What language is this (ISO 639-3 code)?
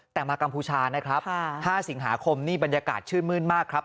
tha